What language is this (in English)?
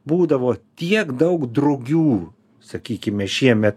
Lithuanian